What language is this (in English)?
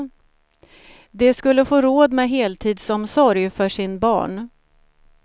Swedish